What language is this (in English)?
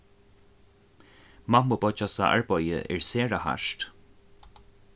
Faroese